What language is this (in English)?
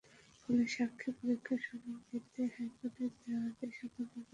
Bangla